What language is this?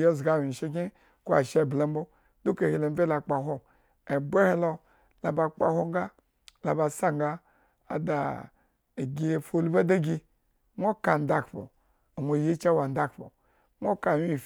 Eggon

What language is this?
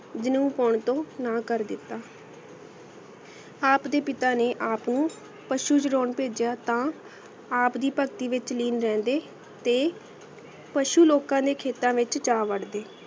Punjabi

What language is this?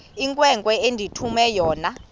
Xhosa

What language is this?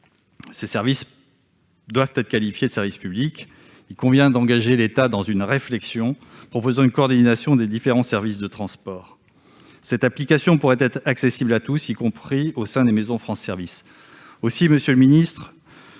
French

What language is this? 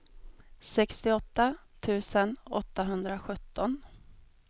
Swedish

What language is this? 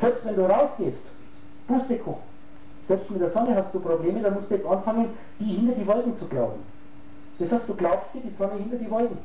German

